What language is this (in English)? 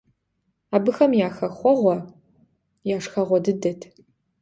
Kabardian